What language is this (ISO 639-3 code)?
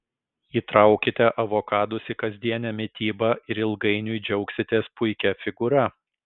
lit